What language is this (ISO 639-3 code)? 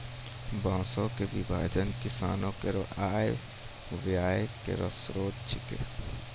mai